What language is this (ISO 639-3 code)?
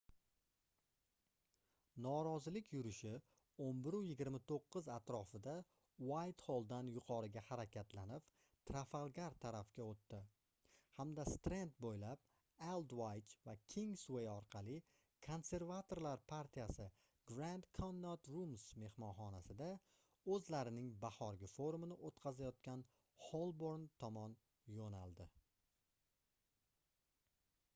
uzb